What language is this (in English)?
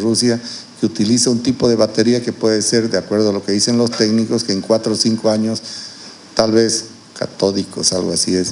Spanish